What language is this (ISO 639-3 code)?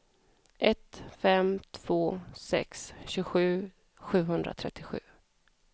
swe